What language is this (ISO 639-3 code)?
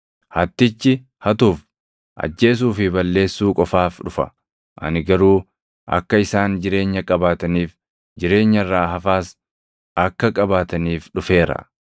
orm